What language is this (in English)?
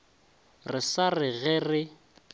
Northern Sotho